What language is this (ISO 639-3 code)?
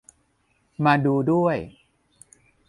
tha